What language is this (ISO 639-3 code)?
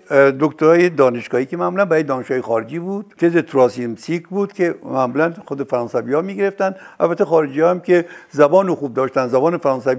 fas